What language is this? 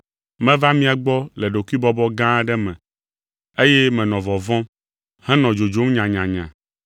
Ewe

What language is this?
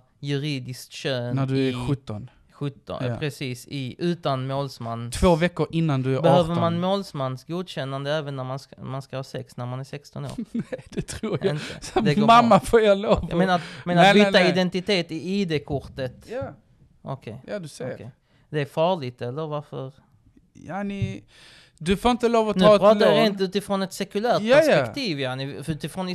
Swedish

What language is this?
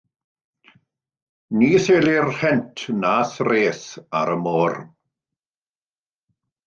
Welsh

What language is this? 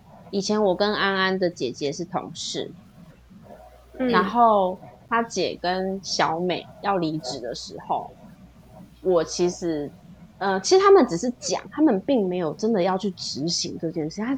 Chinese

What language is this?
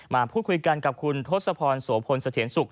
Thai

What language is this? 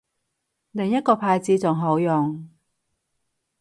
Cantonese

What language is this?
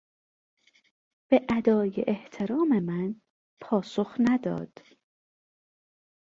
Persian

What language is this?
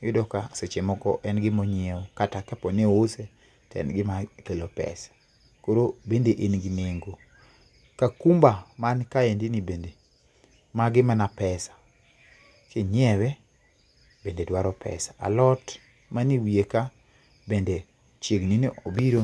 Luo (Kenya and Tanzania)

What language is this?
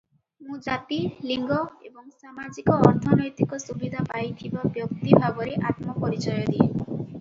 Odia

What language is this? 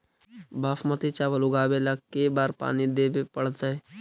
Magahi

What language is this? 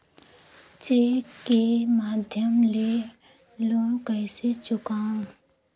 Chhattisgarhi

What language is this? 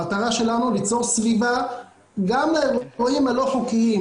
Hebrew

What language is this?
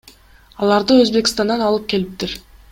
Kyrgyz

